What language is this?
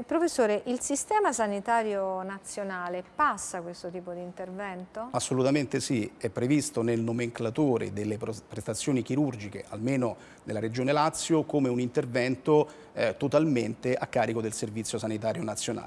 Italian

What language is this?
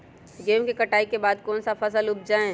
Magahi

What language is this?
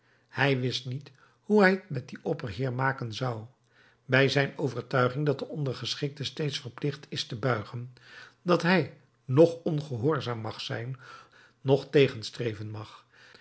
Dutch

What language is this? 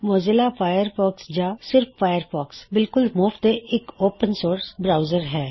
Punjabi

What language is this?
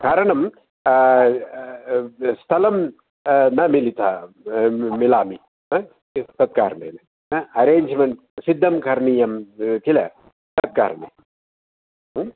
Sanskrit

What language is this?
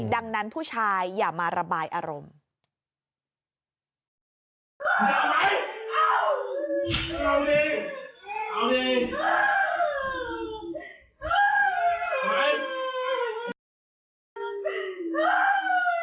Thai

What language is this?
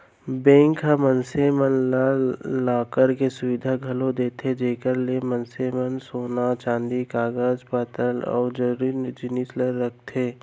Chhattisgarhi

